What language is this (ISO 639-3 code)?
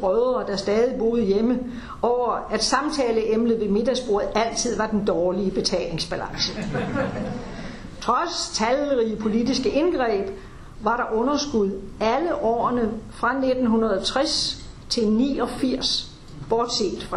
dan